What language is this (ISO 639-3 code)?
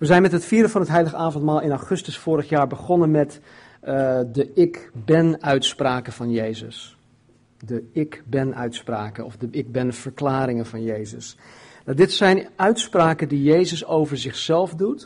nld